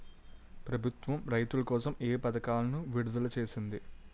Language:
Telugu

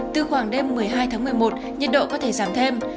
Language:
Vietnamese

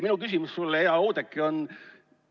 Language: Estonian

